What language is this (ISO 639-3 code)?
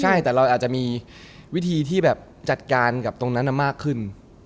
tha